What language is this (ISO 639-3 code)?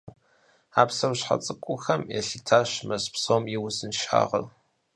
kbd